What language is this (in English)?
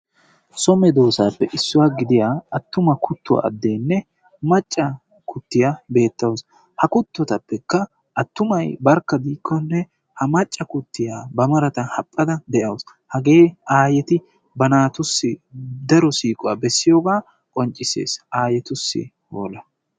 Wolaytta